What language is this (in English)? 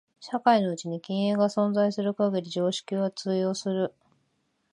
Japanese